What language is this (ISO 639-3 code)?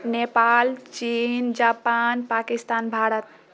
mai